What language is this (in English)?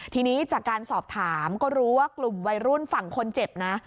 Thai